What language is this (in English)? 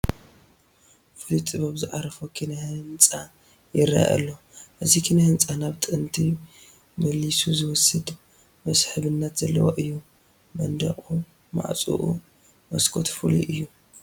Tigrinya